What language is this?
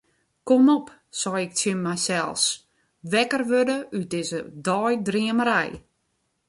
Western Frisian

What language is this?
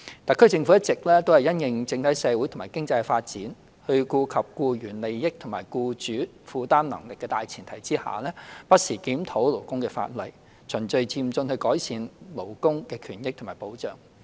Cantonese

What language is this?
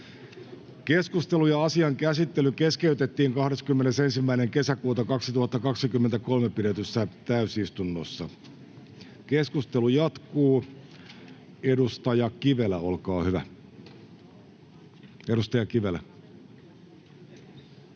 Finnish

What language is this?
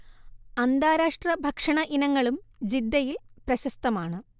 Malayalam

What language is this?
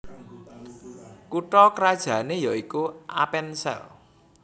Javanese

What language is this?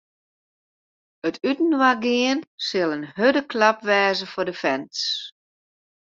Western Frisian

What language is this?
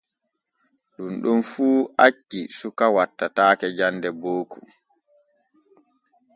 Borgu Fulfulde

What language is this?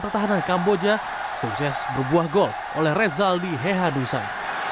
Indonesian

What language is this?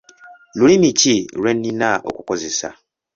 Ganda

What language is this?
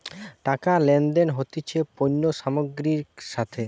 Bangla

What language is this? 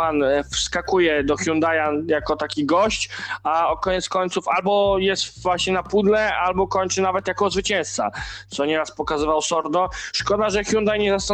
Polish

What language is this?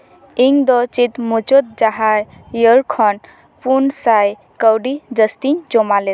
Santali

